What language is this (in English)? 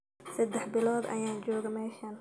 Somali